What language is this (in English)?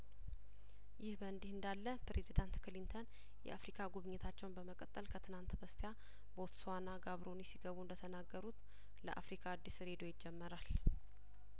Amharic